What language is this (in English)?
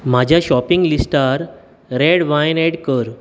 Konkani